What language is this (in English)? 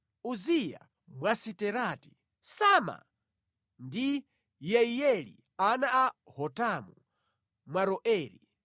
Nyanja